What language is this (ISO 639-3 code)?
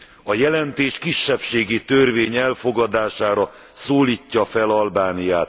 hun